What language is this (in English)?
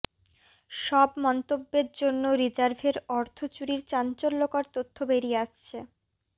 Bangla